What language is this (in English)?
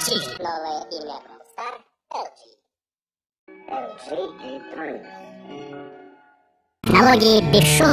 Spanish